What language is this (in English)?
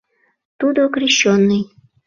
Mari